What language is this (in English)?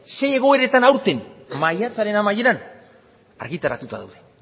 Basque